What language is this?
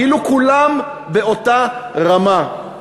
Hebrew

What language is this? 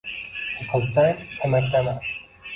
Uzbek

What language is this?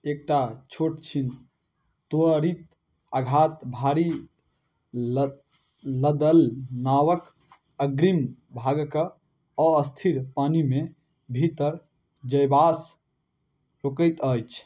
Maithili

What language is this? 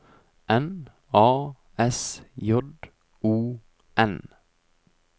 Norwegian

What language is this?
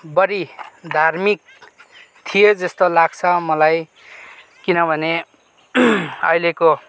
Nepali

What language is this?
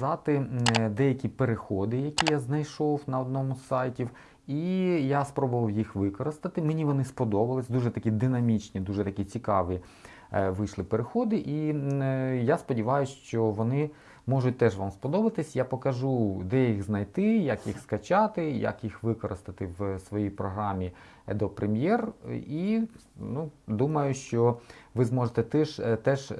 Ukrainian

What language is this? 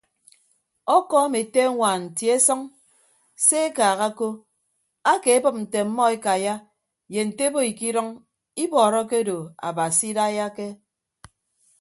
Ibibio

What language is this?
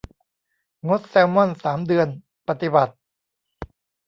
Thai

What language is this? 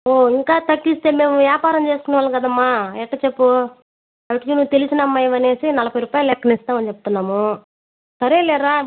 Telugu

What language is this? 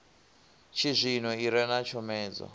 Venda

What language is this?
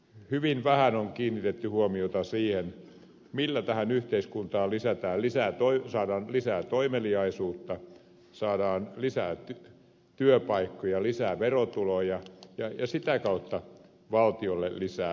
Finnish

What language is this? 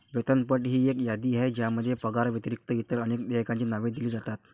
Marathi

